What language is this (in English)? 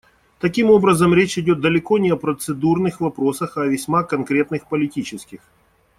Russian